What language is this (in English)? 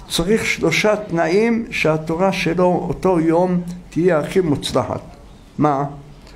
Hebrew